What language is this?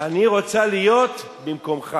Hebrew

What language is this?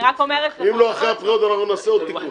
Hebrew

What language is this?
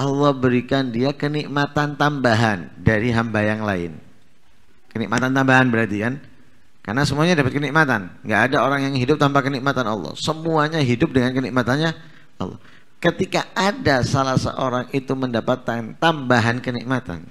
Indonesian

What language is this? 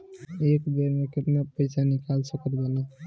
Bhojpuri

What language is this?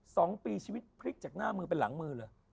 Thai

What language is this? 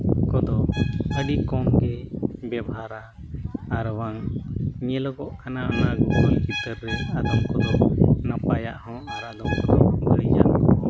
Santali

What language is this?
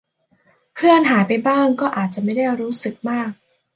Thai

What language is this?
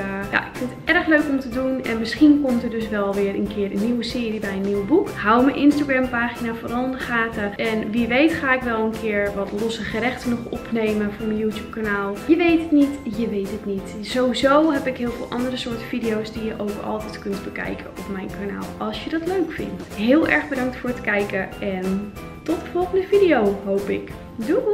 Dutch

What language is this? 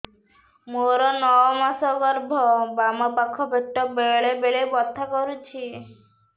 Odia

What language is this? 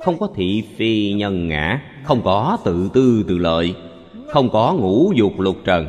Vietnamese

